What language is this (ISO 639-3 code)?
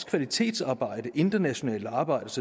dan